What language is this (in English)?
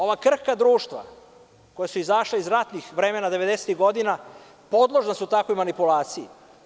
Serbian